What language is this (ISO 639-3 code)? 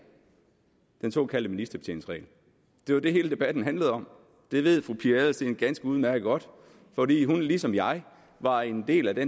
dan